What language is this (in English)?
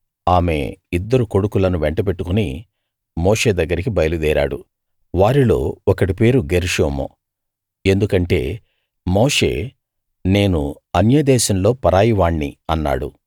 Telugu